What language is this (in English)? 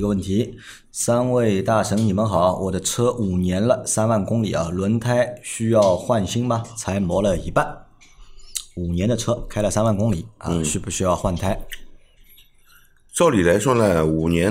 Chinese